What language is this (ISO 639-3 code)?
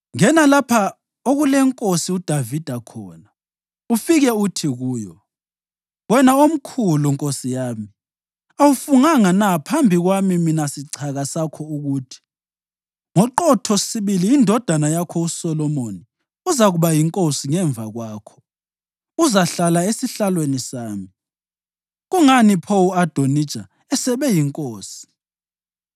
nde